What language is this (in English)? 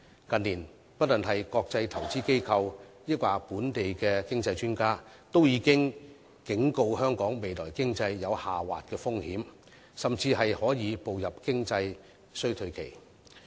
Cantonese